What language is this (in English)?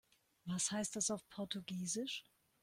German